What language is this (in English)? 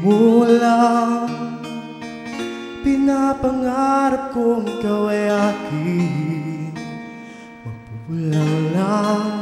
Greek